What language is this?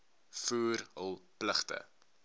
Afrikaans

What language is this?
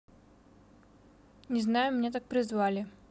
Russian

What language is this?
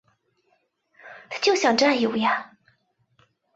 Chinese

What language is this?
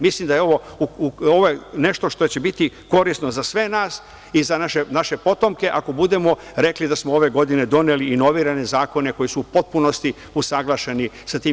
Serbian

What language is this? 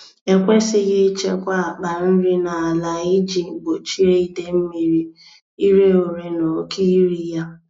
Igbo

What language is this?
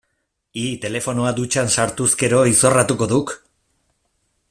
Basque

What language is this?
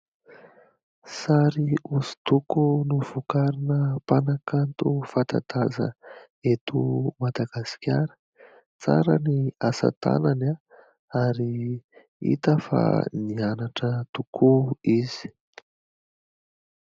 Malagasy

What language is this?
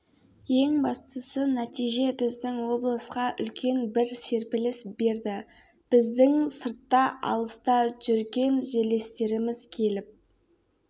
Kazakh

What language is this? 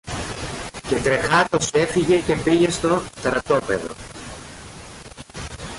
Greek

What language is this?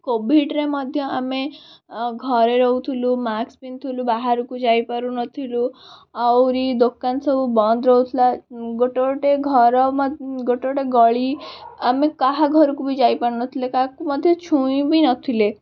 Odia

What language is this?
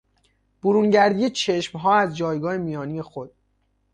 Persian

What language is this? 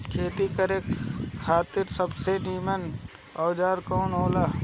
Bhojpuri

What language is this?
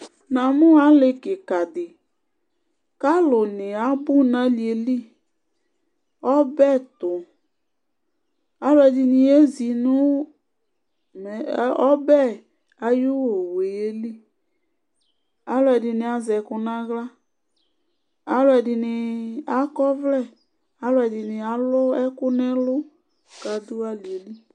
Ikposo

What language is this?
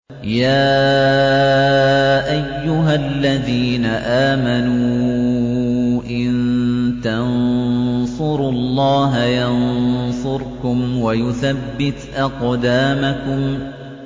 Arabic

